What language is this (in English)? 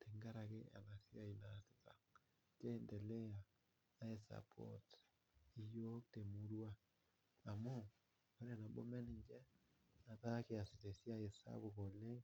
Masai